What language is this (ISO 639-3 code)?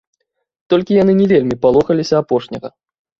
bel